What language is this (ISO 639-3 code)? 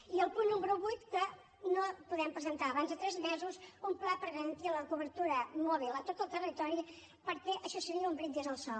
cat